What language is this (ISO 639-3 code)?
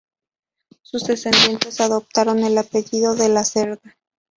spa